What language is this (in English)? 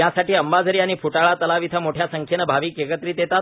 Marathi